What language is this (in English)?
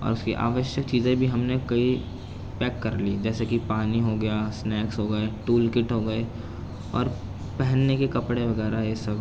Urdu